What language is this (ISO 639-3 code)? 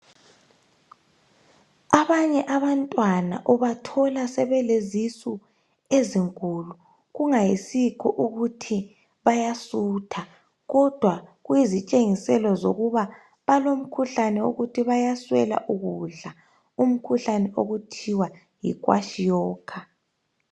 nde